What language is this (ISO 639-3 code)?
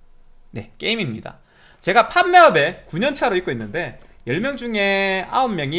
kor